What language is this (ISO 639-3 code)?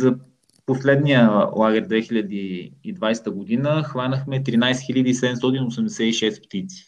bul